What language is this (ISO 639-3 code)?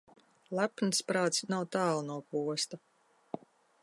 lav